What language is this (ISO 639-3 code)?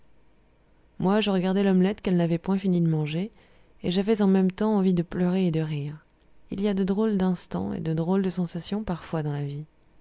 fra